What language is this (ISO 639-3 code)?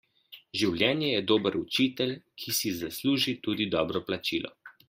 slv